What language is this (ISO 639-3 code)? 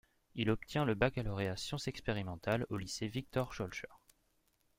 fra